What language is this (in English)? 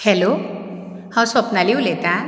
Konkani